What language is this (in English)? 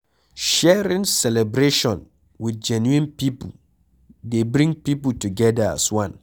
Nigerian Pidgin